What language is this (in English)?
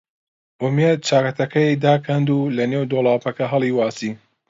Central Kurdish